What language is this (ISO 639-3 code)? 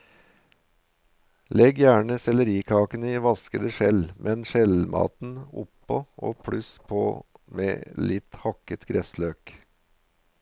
nor